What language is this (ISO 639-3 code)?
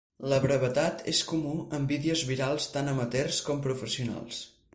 cat